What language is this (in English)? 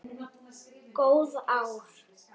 Icelandic